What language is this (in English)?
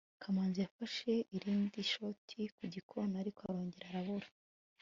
Kinyarwanda